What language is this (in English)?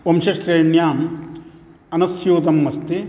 Sanskrit